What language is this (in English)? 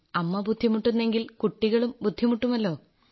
Malayalam